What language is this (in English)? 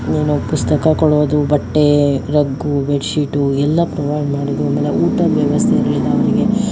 Kannada